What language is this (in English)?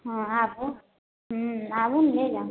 Maithili